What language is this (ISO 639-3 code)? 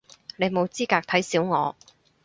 yue